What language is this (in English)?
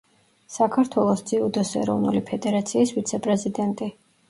Georgian